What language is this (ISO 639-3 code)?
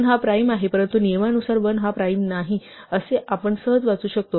mar